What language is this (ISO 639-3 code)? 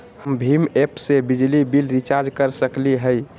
mag